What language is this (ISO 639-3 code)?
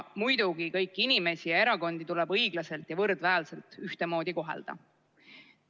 est